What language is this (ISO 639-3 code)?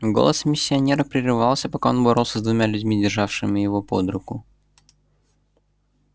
rus